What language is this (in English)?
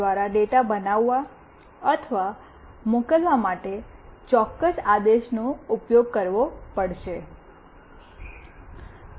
Gujarati